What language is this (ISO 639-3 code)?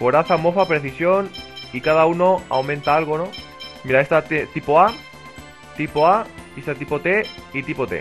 spa